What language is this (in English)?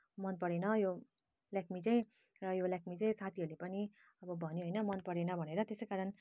Nepali